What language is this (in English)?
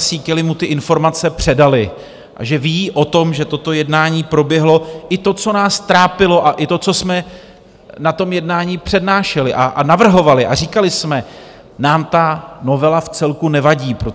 Czech